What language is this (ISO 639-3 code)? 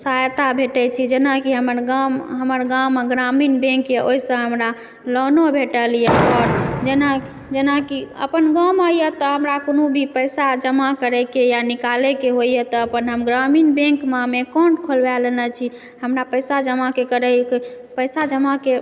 mai